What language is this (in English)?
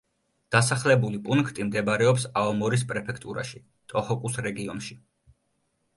Georgian